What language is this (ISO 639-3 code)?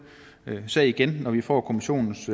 dan